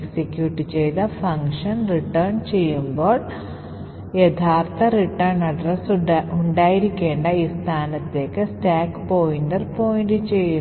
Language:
Malayalam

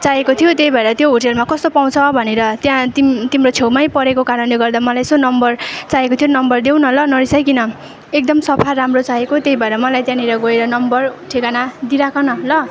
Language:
Nepali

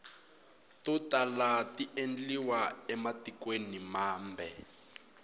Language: Tsonga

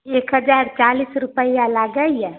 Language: Maithili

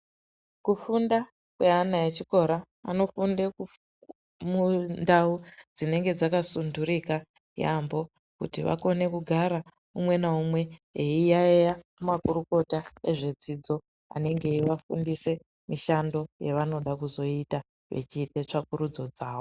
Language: Ndau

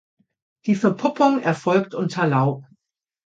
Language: German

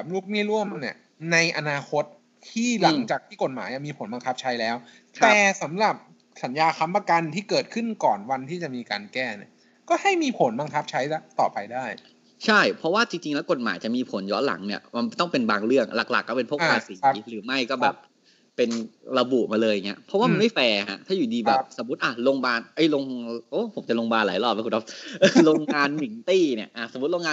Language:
Thai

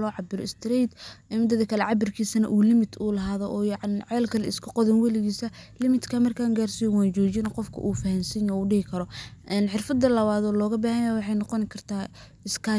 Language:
Somali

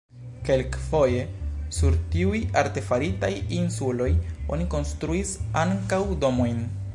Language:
Esperanto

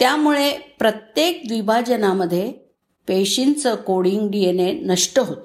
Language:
Marathi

